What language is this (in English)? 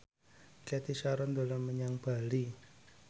Javanese